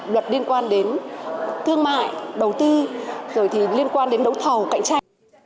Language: Vietnamese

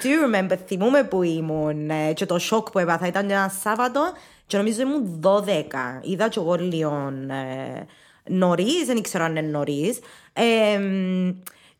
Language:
Greek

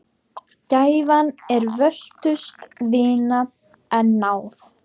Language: Icelandic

